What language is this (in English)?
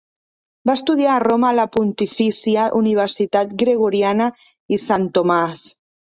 Catalan